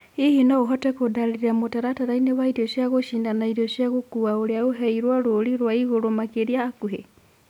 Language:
Kikuyu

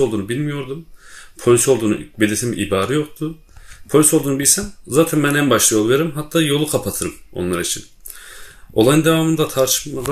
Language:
Turkish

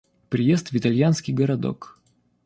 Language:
Russian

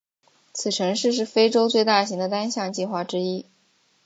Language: Chinese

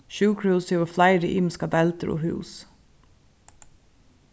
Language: Faroese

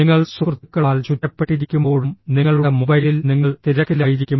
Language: Malayalam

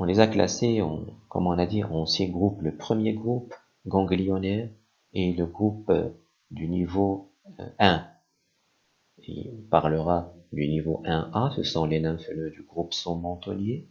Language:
French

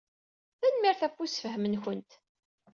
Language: Kabyle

